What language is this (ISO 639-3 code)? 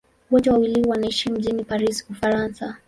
swa